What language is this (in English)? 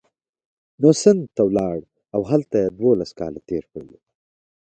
Pashto